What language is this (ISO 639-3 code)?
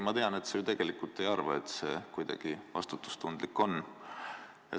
est